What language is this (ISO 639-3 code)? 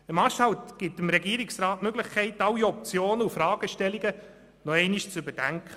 gsw